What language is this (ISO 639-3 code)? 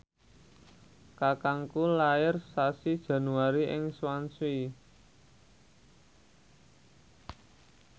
jav